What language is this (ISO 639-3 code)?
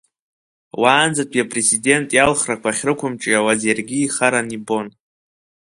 abk